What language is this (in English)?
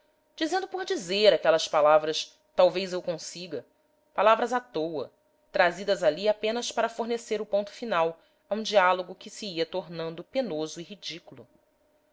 Portuguese